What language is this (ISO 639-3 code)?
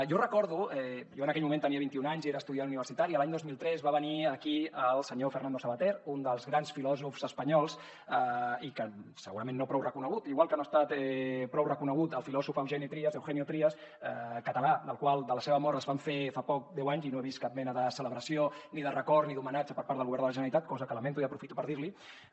cat